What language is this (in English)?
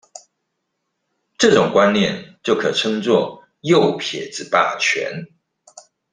Chinese